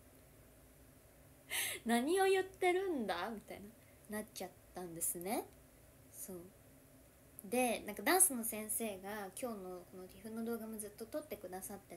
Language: Japanese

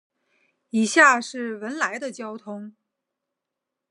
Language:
Chinese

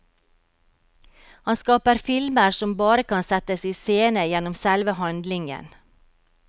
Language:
Norwegian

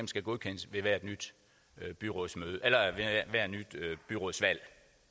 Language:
Danish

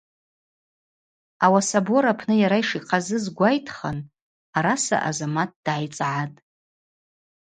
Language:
Abaza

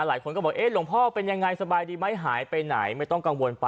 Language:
Thai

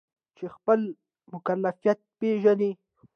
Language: Pashto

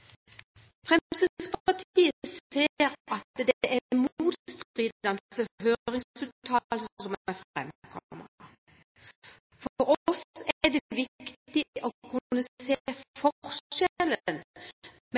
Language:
Norwegian Bokmål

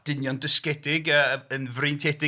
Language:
Welsh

